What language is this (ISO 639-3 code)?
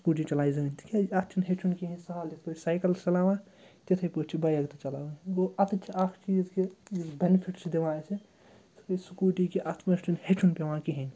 kas